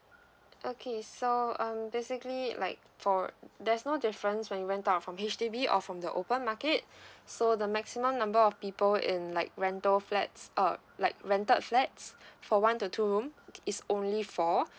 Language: English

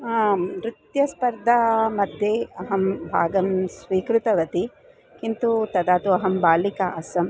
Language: Sanskrit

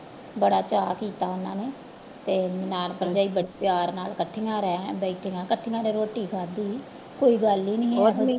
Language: Punjabi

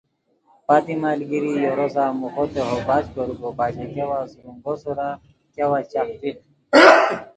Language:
Khowar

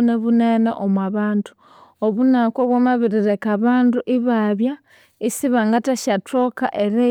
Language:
Konzo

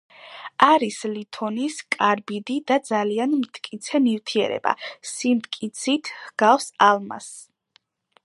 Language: Georgian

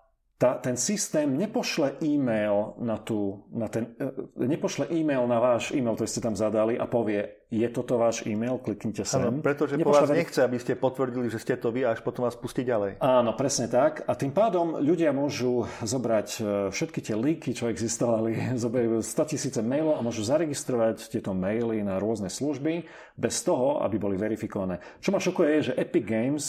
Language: Slovak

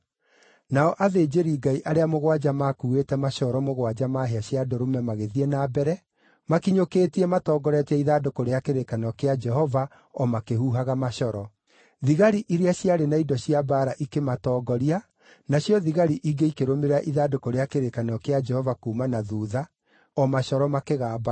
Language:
Kikuyu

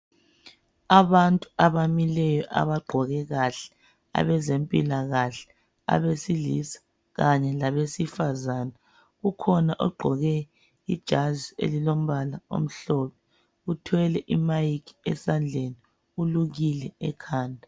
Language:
North Ndebele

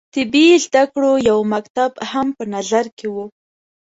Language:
Pashto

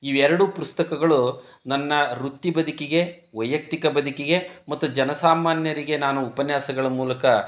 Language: Kannada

